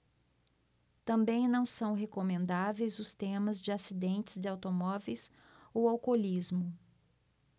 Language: Portuguese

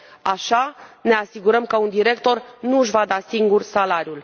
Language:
Romanian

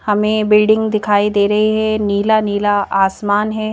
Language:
Hindi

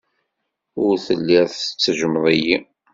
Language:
Kabyle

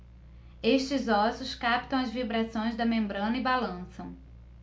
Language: Portuguese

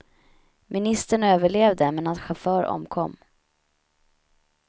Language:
Swedish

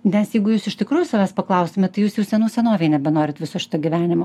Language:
Lithuanian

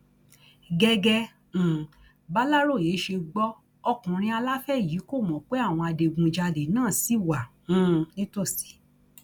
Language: Yoruba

